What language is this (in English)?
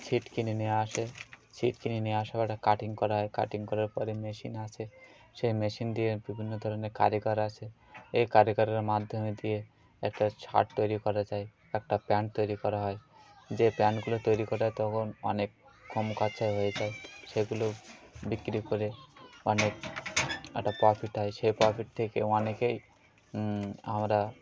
Bangla